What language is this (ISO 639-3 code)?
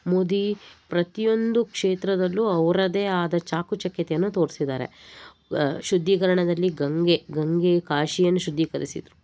kan